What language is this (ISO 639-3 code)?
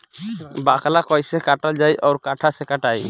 bho